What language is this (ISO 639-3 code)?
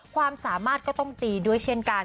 tha